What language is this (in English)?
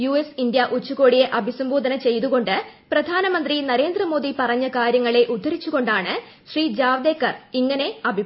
Malayalam